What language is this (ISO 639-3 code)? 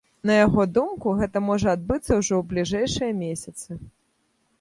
bel